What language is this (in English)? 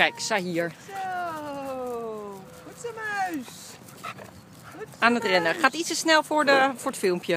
Dutch